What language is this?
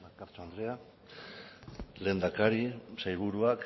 Basque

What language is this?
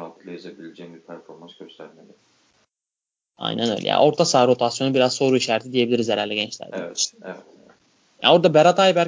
Turkish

